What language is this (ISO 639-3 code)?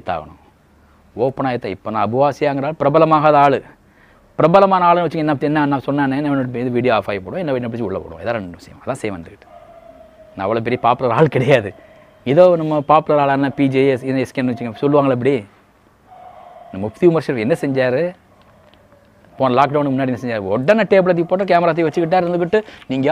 tam